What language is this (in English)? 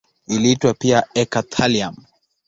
Swahili